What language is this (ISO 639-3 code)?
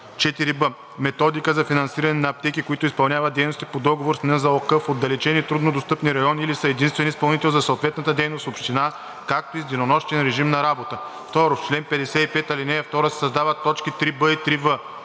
bul